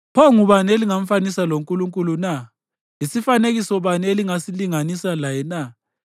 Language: North Ndebele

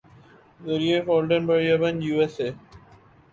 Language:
Urdu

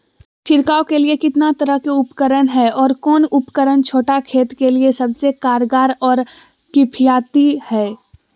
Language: Magahi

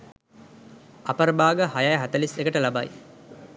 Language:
Sinhala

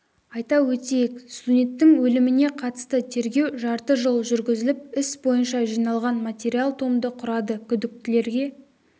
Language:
Kazakh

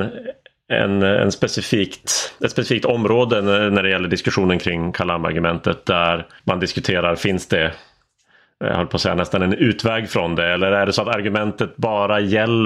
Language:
Swedish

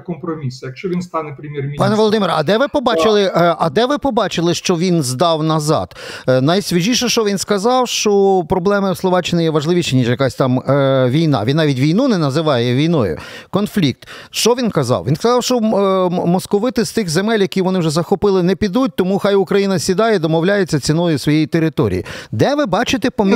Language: Ukrainian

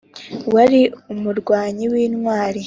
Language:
Kinyarwanda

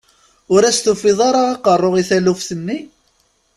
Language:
Kabyle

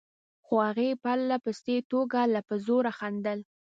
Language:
Pashto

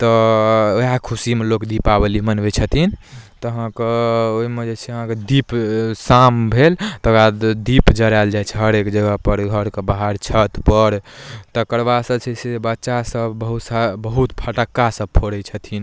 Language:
Maithili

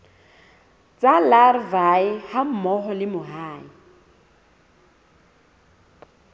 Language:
Southern Sotho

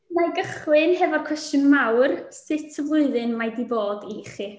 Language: Welsh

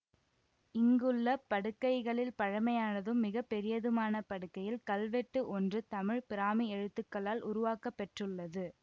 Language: Tamil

